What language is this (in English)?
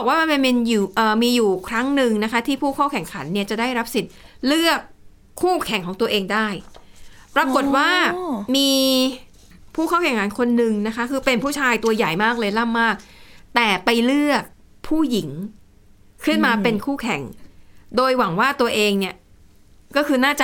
Thai